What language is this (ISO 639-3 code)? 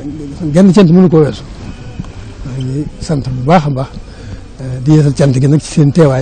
ara